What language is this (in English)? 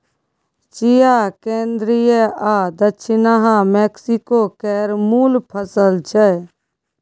Maithili